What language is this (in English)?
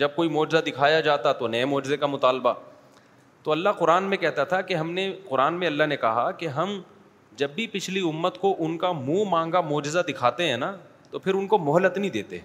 Urdu